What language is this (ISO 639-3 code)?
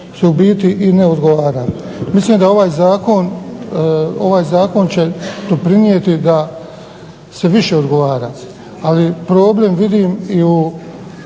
hrv